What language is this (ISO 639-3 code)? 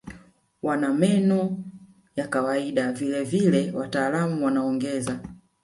swa